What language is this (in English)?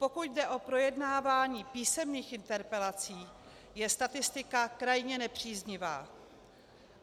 Czech